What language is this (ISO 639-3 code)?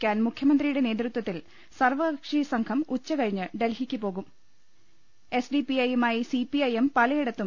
mal